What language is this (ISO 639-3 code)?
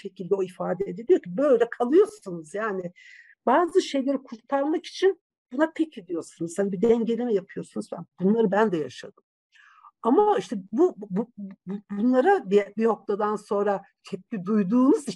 tur